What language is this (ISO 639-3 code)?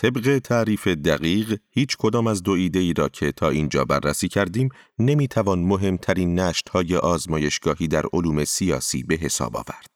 fas